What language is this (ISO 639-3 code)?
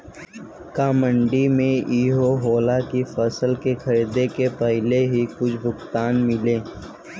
bho